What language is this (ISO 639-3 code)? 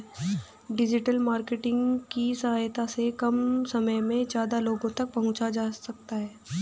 hin